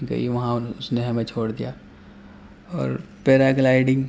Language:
Urdu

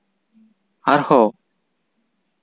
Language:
Santali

